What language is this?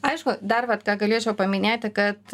Lithuanian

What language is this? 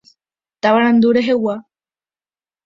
Guarani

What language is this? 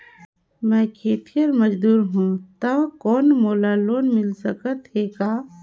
Chhattisgarhi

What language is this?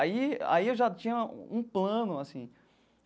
Portuguese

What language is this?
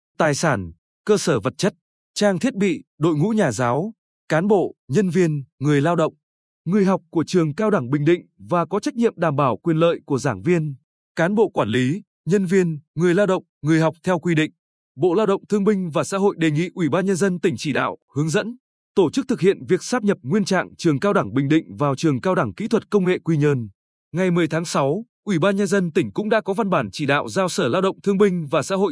Vietnamese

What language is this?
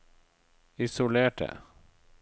Norwegian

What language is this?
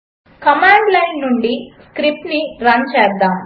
Telugu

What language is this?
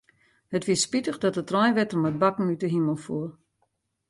Western Frisian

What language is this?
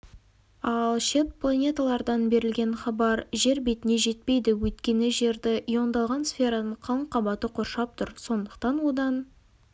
Kazakh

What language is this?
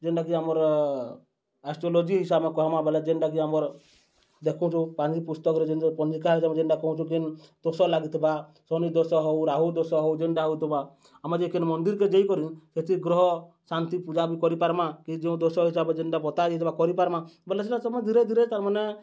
Odia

